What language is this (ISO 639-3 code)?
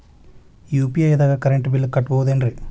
kan